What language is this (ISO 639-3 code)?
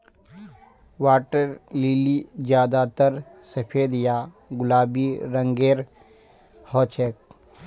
mag